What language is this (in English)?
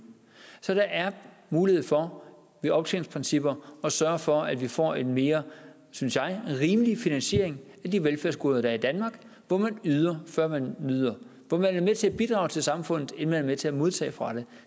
Danish